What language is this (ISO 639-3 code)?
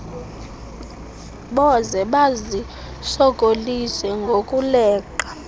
xho